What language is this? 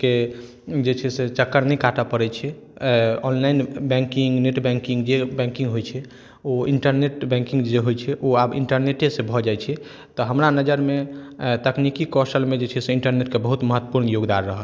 Maithili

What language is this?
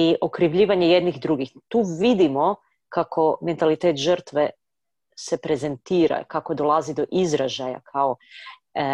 Croatian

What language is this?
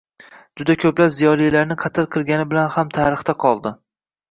Uzbek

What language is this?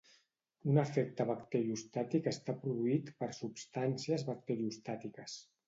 Catalan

